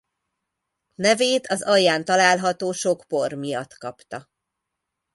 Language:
Hungarian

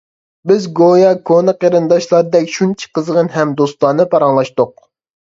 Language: Uyghur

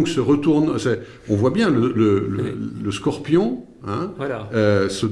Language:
French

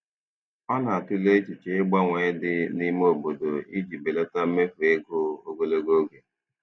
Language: Igbo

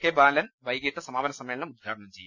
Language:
Malayalam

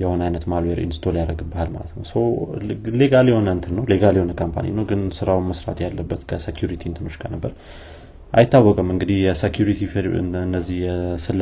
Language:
Amharic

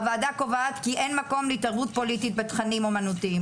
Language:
Hebrew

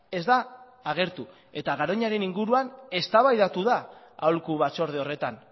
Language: Basque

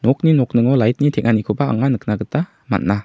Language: Garo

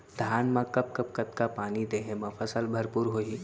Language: Chhattisgarhi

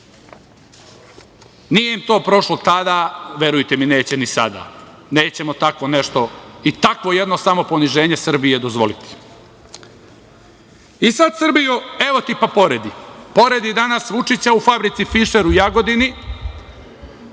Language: Serbian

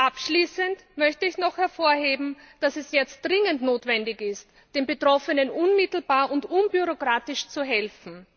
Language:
German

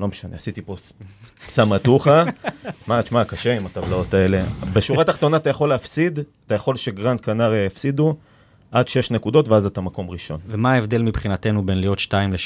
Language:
Hebrew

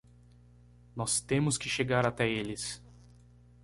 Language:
Portuguese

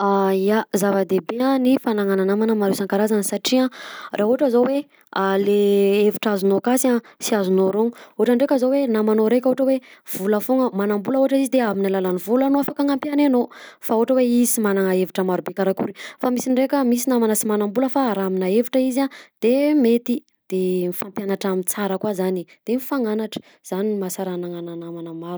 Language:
Southern Betsimisaraka Malagasy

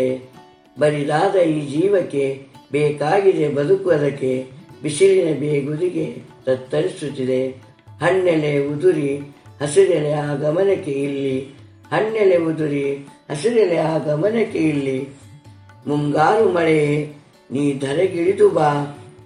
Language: Kannada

